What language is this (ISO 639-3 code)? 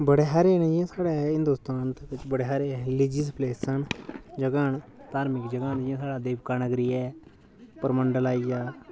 doi